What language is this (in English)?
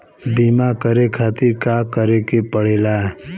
Bhojpuri